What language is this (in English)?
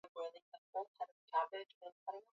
Swahili